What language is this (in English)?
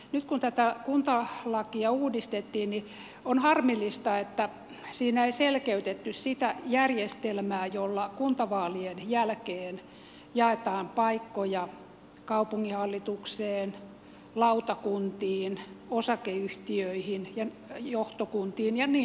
Finnish